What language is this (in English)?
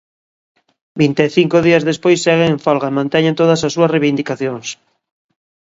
Galician